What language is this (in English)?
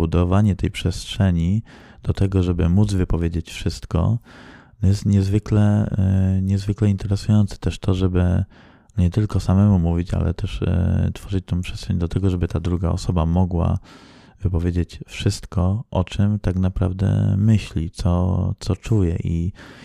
Polish